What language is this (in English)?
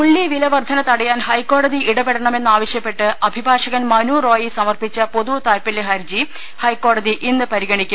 Malayalam